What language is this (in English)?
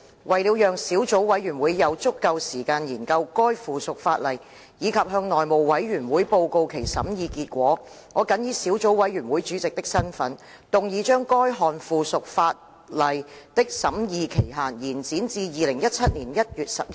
Cantonese